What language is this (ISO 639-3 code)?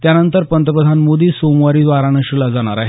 mar